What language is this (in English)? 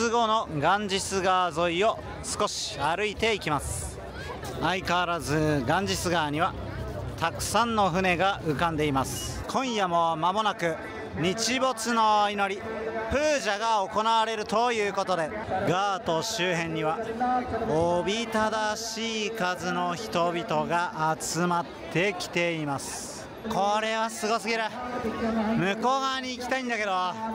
Japanese